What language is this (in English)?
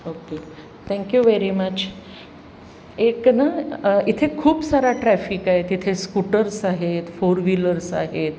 Marathi